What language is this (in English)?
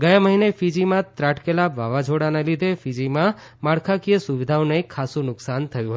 Gujarati